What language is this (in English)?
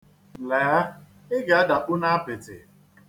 Igbo